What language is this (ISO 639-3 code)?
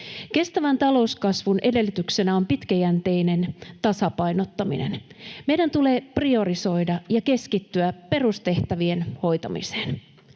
fin